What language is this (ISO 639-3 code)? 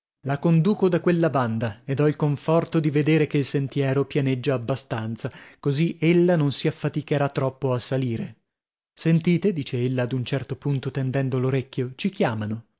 ita